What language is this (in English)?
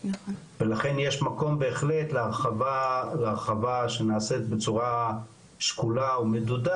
Hebrew